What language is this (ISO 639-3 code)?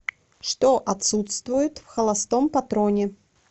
rus